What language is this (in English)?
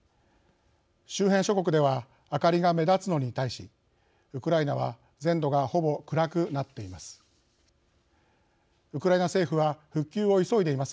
Japanese